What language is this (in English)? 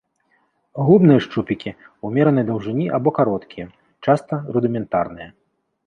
Belarusian